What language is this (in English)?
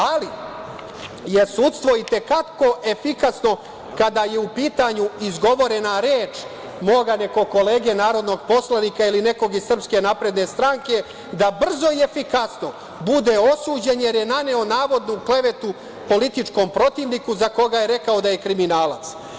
Serbian